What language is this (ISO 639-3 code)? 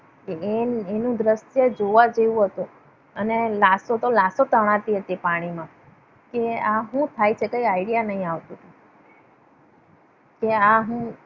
guj